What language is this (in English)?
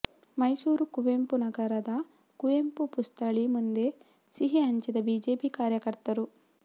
Kannada